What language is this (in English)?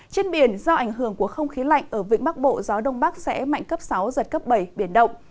Vietnamese